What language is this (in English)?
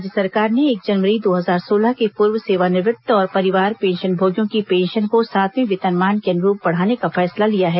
Hindi